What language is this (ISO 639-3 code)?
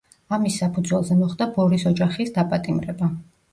kat